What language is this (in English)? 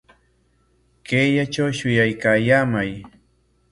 Corongo Ancash Quechua